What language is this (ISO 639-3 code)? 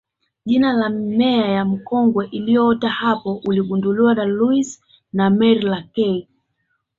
swa